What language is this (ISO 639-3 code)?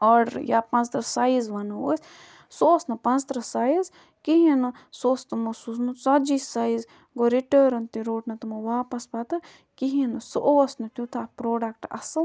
kas